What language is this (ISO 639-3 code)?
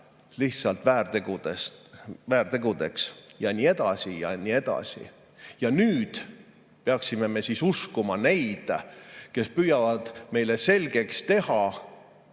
est